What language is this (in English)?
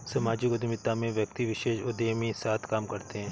Hindi